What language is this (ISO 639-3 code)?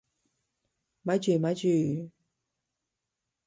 yue